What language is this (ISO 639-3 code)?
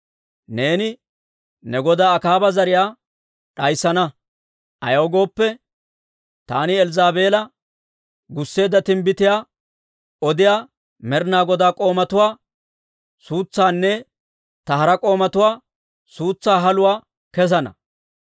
dwr